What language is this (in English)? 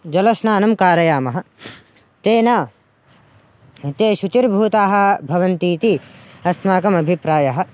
Sanskrit